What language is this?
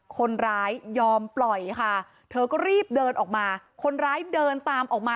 Thai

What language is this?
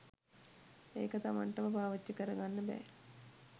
Sinhala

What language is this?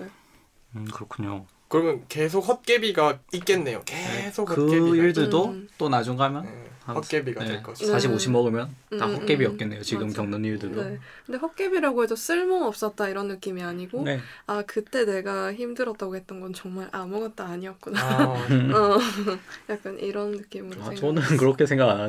Korean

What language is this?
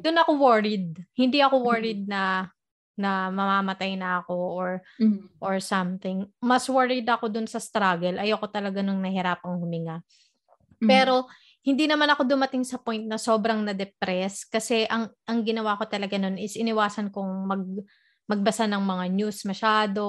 Filipino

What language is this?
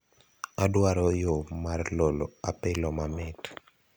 Luo (Kenya and Tanzania)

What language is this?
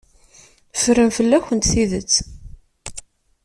Kabyle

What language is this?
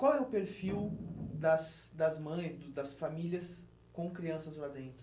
Portuguese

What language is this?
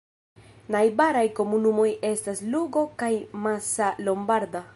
Esperanto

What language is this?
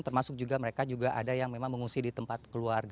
Indonesian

